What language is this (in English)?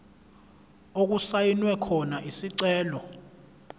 Zulu